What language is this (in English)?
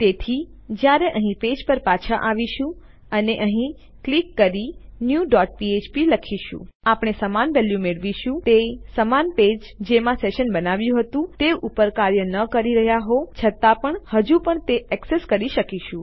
Gujarati